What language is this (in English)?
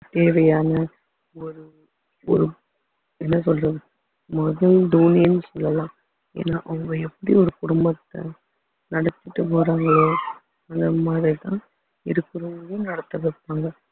Tamil